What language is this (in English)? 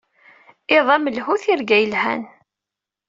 Kabyle